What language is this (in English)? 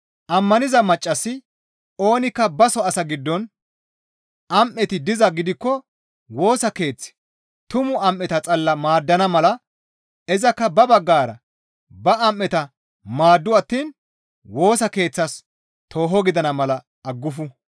Gamo